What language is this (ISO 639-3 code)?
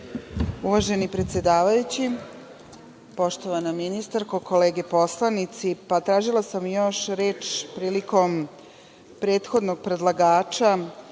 srp